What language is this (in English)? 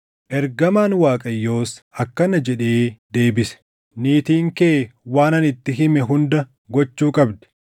Oromo